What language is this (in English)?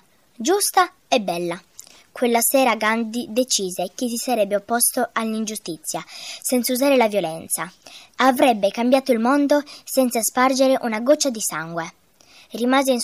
Italian